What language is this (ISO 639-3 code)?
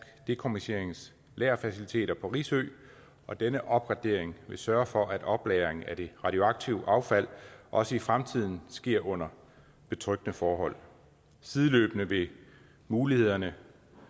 dan